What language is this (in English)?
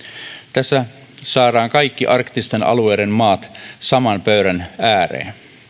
Finnish